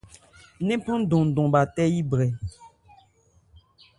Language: Ebrié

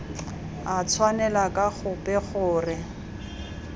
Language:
Tswana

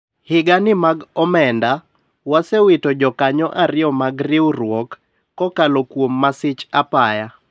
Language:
Luo (Kenya and Tanzania)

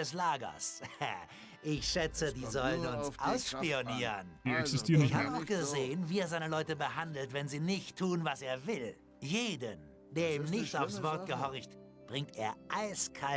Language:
German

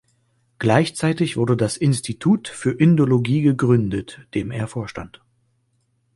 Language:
German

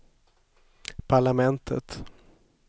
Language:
Swedish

